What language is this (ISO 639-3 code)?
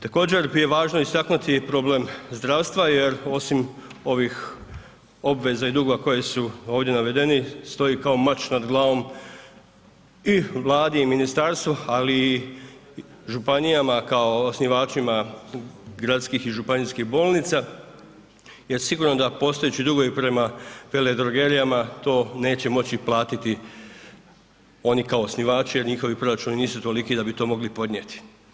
hrv